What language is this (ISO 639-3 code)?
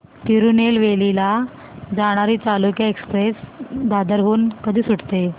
mar